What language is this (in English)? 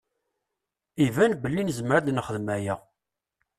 Kabyle